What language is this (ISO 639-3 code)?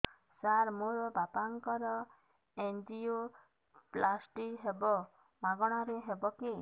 ori